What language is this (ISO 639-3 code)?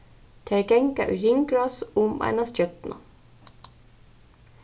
fao